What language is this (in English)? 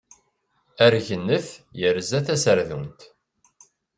Kabyle